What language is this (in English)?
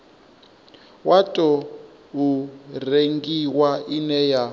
Venda